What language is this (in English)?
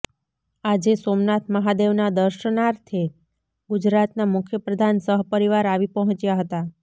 Gujarati